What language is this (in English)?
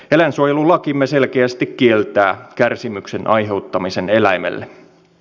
Finnish